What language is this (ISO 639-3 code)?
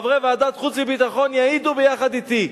heb